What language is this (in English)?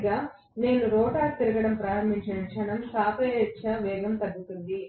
Telugu